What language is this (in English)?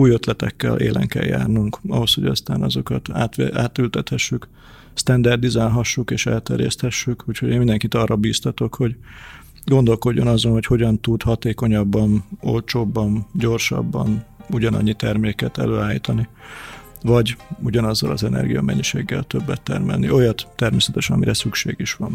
Hungarian